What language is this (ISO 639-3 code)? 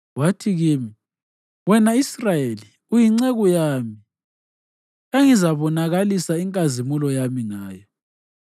nde